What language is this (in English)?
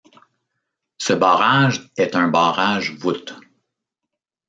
French